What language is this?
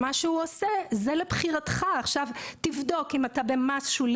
Hebrew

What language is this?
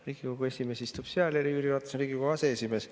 Estonian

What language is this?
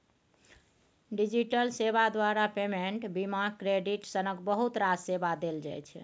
Maithili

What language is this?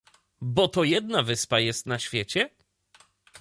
Polish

